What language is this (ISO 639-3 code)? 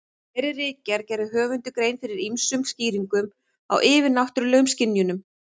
isl